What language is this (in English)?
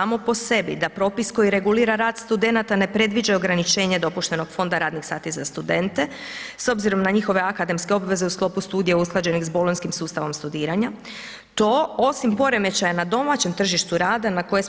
Croatian